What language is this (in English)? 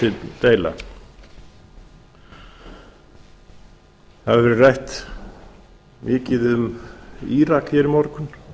Icelandic